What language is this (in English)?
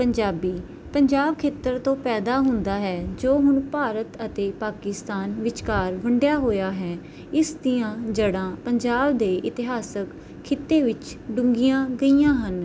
Punjabi